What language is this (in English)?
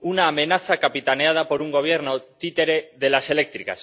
Spanish